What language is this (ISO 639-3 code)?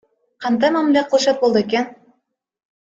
kir